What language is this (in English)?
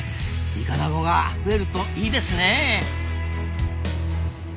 Japanese